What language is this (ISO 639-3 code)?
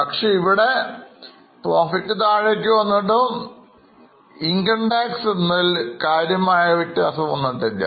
mal